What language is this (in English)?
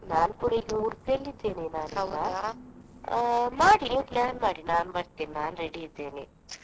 Kannada